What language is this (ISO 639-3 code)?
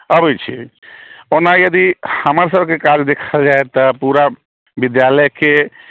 mai